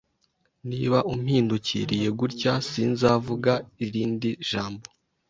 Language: Kinyarwanda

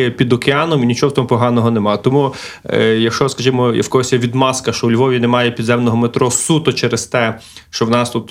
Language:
Ukrainian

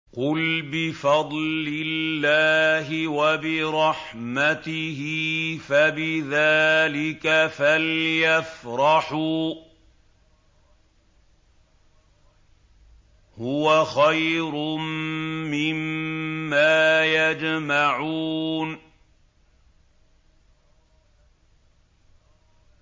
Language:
Arabic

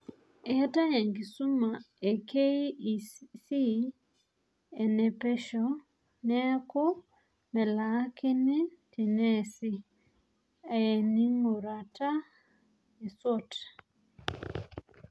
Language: Masai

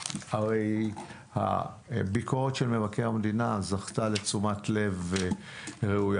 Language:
Hebrew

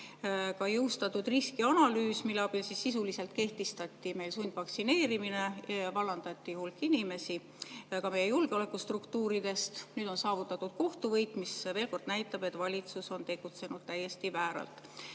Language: Estonian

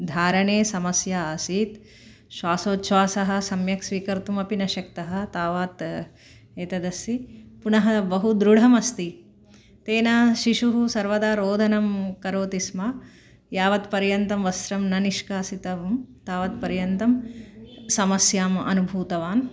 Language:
Sanskrit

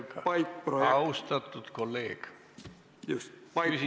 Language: Estonian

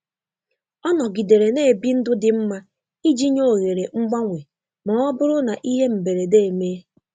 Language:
Igbo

